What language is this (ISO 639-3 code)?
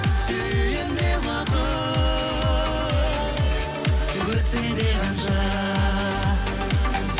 kaz